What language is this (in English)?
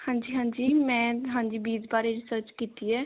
Punjabi